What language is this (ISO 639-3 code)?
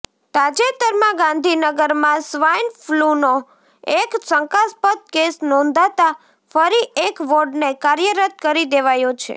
guj